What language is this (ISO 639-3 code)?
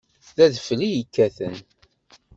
kab